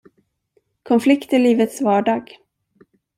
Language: Swedish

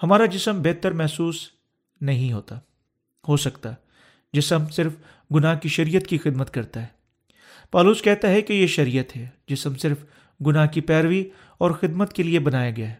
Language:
Urdu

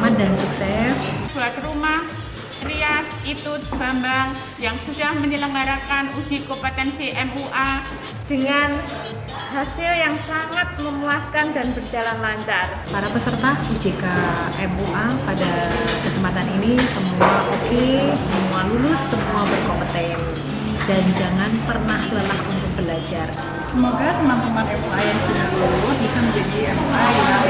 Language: Indonesian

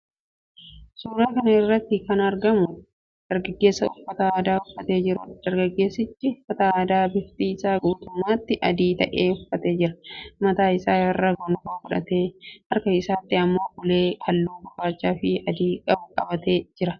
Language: Oromo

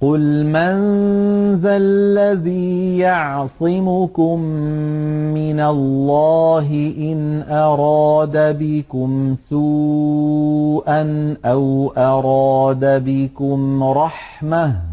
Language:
Arabic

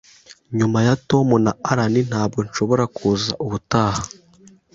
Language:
Kinyarwanda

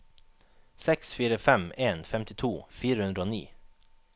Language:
Norwegian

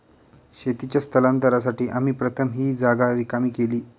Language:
Marathi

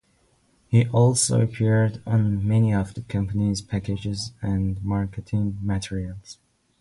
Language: English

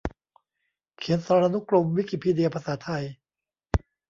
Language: Thai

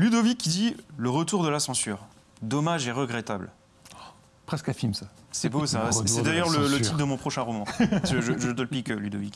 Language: French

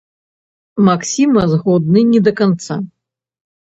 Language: Belarusian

